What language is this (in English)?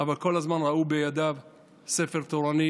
Hebrew